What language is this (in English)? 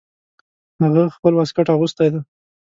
Pashto